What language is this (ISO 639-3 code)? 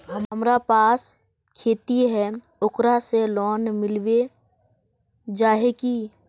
mag